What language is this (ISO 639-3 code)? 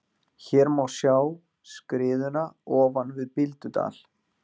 isl